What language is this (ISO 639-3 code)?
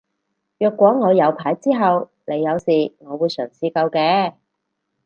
yue